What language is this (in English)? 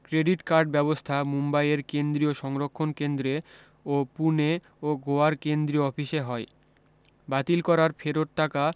Bangla